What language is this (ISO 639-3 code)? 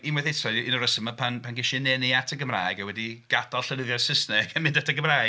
cym